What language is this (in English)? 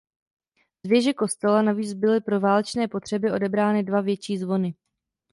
Czech